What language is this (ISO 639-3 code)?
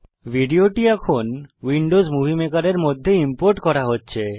ben